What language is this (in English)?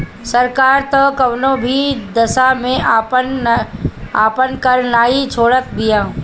Bhojpuri